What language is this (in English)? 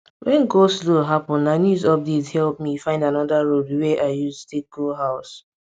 Nigerian Pidgin